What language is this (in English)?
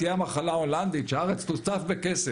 Hebrew